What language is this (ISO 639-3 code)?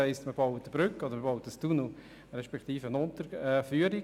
gsw